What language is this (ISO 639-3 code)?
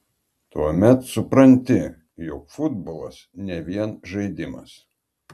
lit